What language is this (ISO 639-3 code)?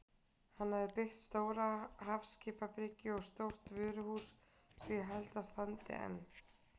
isl